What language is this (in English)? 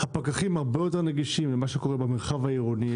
Hebrew